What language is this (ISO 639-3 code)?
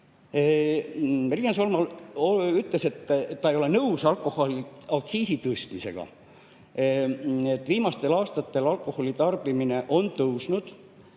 est